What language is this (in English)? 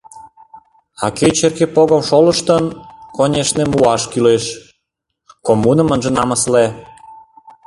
Mari